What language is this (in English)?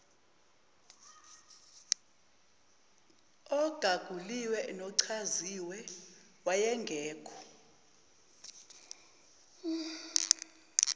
Zulu